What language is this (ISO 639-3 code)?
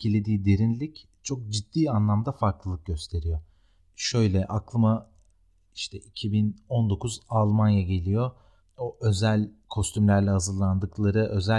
tur